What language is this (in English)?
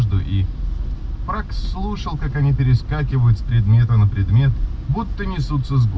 Russian